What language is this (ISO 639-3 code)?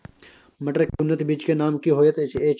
mai